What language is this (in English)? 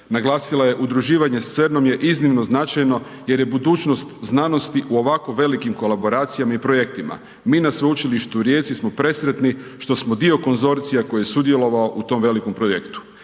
Croatian